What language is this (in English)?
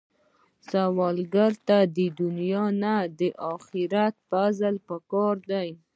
Pashto